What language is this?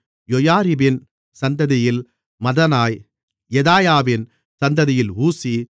Tamil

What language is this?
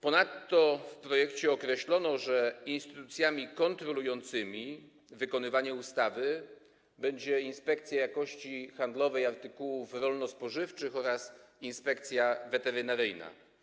Polish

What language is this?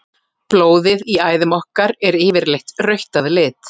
Icelandic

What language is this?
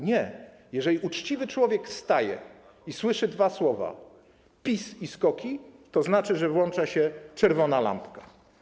Polish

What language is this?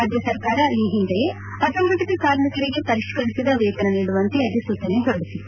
Kannada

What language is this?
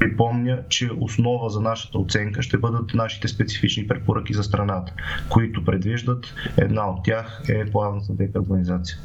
Bulgarian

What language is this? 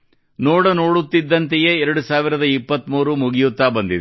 Kannada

